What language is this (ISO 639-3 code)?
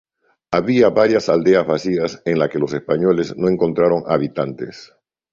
spa